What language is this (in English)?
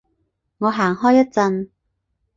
Cantonese